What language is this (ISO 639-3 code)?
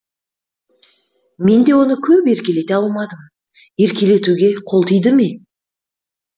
kaz